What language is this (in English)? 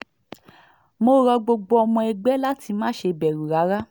Yoruba